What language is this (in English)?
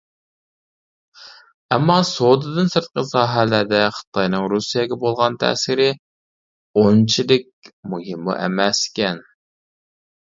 Uyghur